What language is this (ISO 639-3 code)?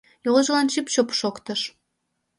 chm